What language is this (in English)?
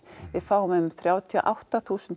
Icelandic